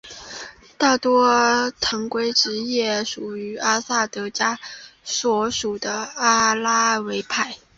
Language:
Chinese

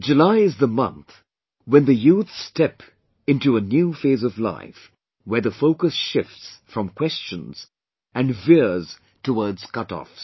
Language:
English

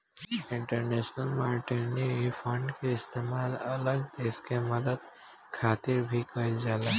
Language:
Bhojpuri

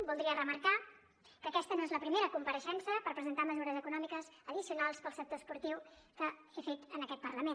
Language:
Catalan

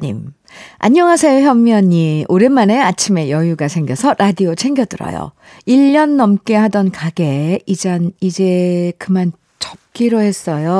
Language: Korean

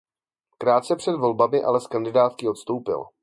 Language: Czech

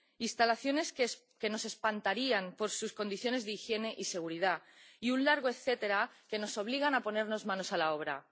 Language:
Spanish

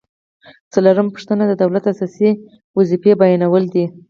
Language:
Pashto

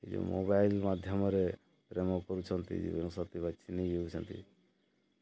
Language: Odia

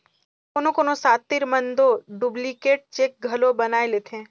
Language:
Chhattisgarhi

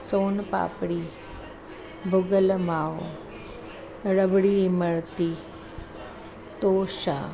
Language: Sindhi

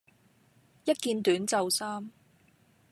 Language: Cantonese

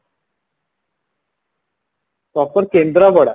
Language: Odia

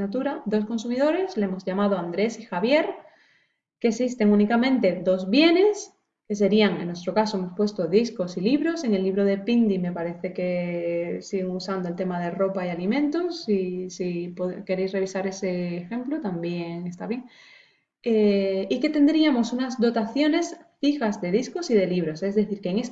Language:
Spanish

